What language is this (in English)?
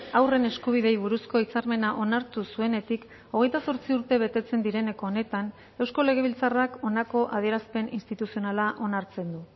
Basque